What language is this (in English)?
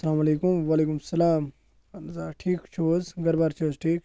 Kashmiri